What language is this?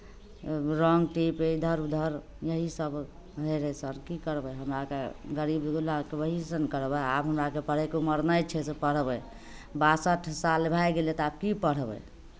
Maithili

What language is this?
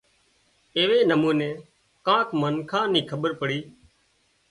Wadiyara Koli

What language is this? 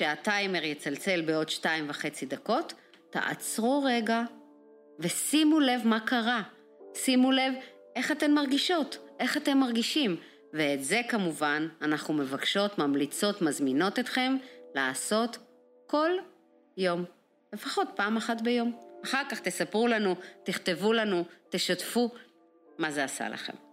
Hebrew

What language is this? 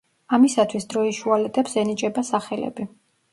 Georgian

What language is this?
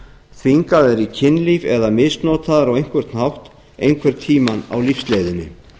Icelandic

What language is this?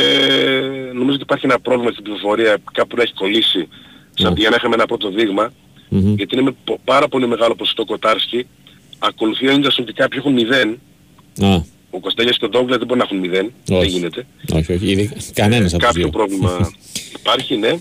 Greek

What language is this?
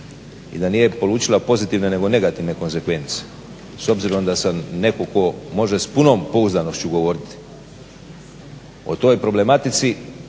Croatian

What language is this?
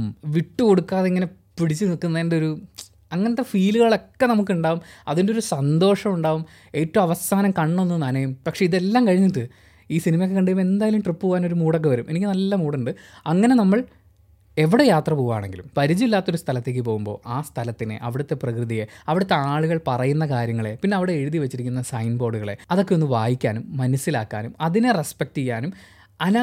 Malayalam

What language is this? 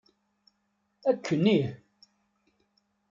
Kabyle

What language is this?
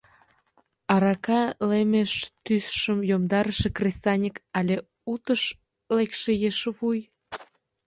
Mari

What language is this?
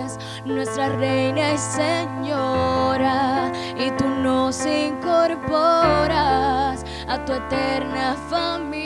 Spanish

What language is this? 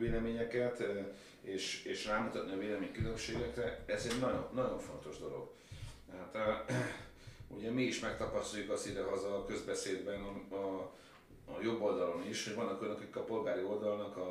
Hungarian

